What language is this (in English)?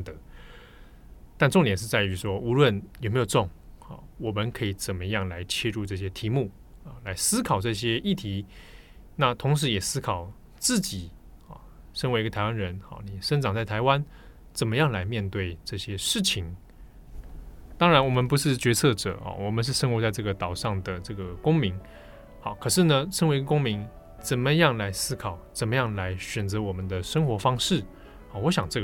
Chinese